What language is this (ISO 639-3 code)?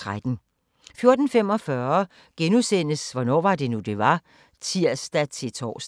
dan